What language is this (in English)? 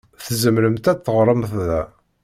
Kabyle